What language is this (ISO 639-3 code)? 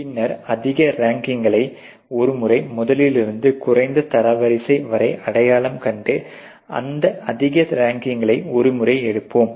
tam